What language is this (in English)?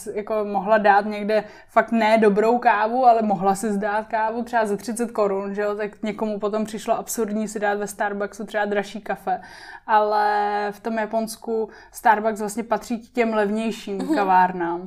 Czech